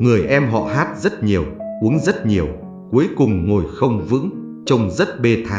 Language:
Vietnamese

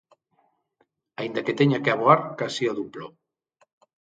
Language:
Galician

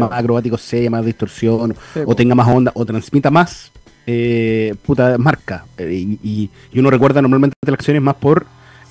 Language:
Spanish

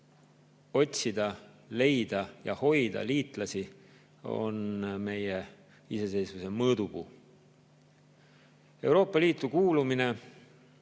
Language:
Estonian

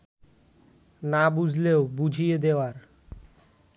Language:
Bangla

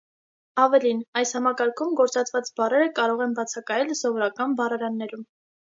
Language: Armenian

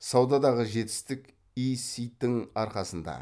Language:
Kazakh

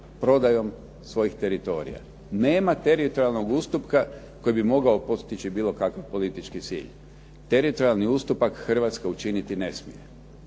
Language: Croatian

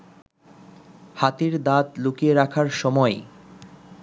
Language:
Bangla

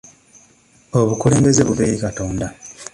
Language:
Ganda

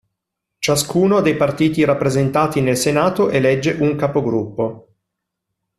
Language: Italian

